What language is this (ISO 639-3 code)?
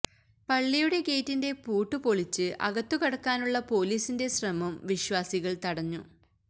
mal